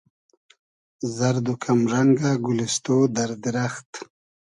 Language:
Hazaragi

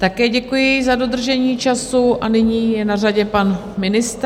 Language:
Czech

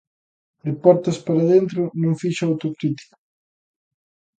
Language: Galician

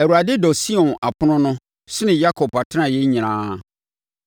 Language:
Akan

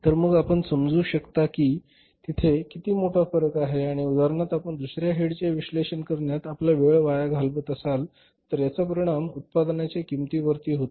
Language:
Marathi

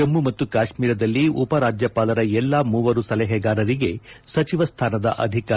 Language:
Kannada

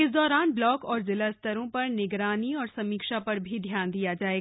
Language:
Hindi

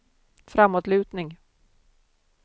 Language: Swedish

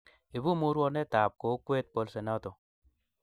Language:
Kalenjin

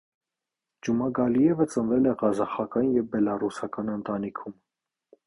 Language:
Armenian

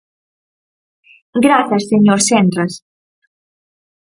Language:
Galician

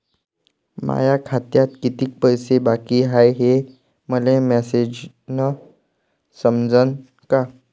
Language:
Marathi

